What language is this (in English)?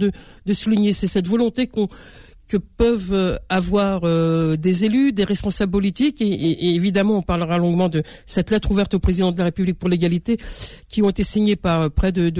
French